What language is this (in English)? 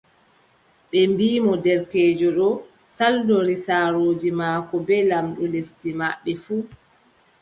Adamawa Fulfulde